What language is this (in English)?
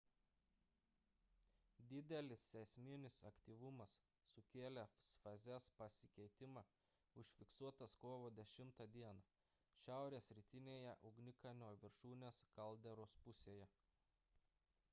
Lithuanian